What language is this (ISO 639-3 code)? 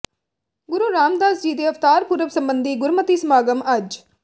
pan